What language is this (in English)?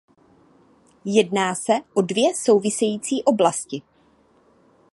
Czech